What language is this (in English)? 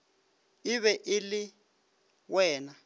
Northern Sotho